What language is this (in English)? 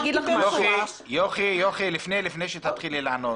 Hebrew